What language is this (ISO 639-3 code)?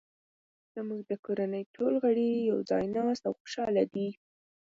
pus